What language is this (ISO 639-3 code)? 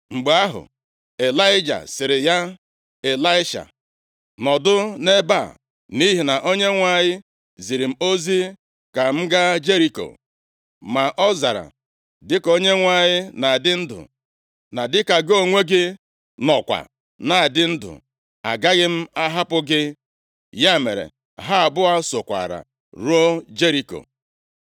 ibo